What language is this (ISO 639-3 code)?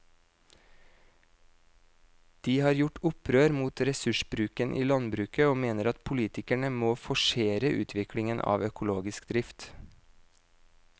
nor